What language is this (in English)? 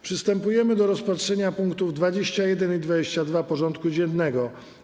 Polish